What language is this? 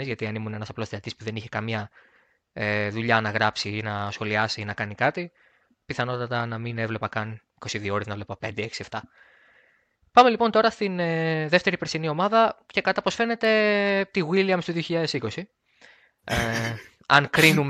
Greek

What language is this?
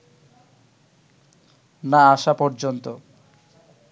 Bangla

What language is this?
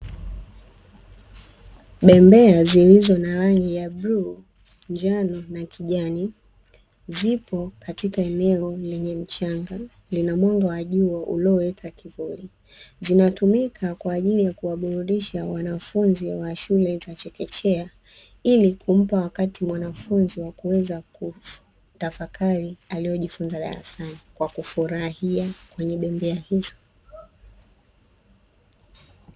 Swahili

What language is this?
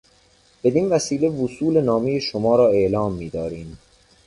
Persian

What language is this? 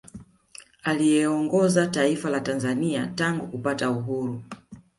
Swahili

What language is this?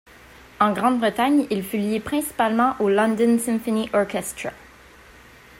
French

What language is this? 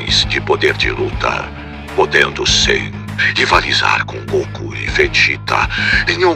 Portuguese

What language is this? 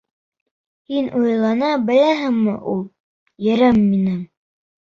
Bashkir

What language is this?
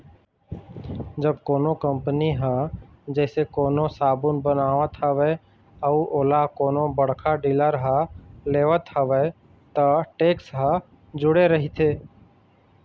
Chhattisgarhi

